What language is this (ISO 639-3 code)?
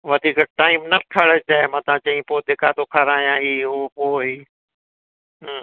snd